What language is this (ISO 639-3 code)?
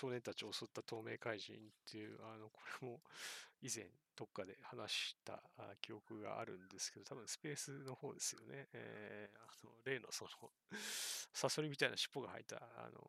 jpn